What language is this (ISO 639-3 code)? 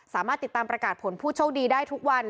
tha